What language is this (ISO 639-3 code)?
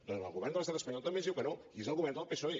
cat